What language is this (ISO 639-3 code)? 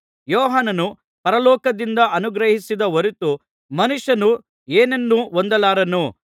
kan